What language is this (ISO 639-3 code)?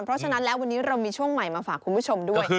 tha